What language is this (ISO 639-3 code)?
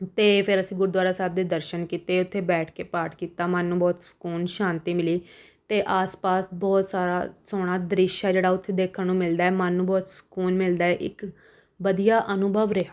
pan